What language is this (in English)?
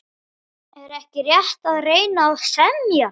Icelandic